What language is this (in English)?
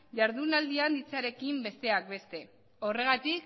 Basque